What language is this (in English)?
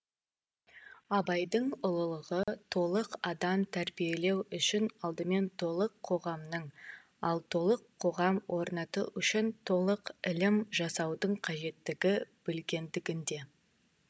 Kazakh